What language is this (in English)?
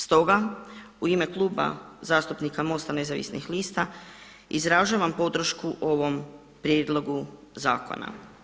Croatian